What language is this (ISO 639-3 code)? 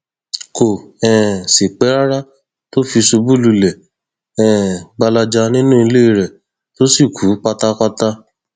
yor